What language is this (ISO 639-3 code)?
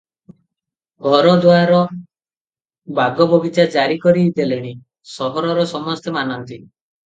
ori